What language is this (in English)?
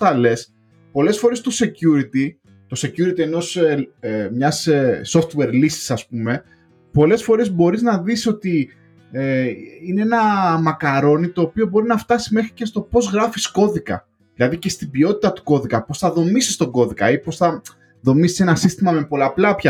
Greek